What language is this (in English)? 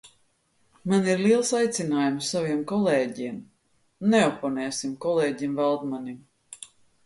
Latvian